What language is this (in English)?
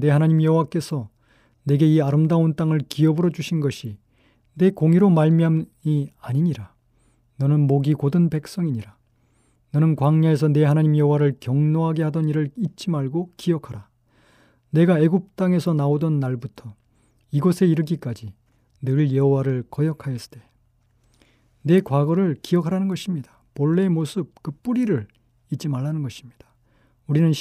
Korean